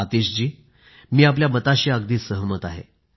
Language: Marathi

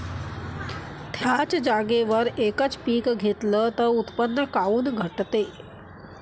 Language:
Marathi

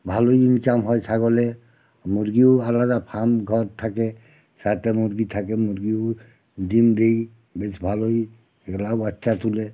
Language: Bangla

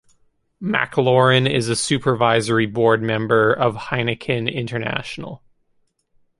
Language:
English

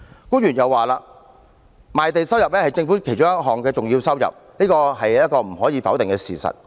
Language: Cantonese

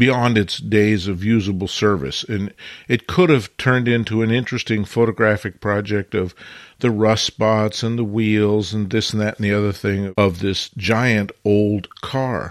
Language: English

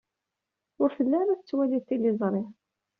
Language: Kabyle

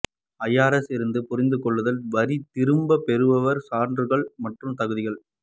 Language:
Tamil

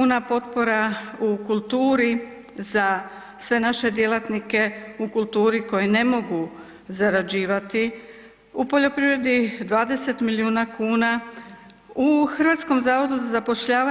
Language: Croatian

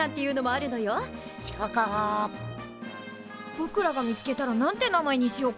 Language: Japanese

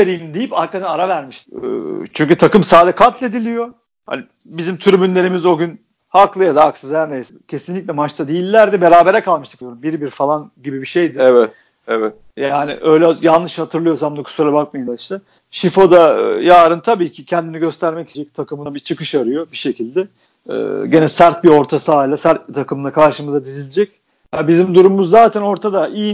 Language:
Turkish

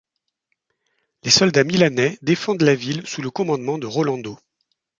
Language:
French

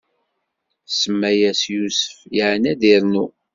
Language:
Kabyle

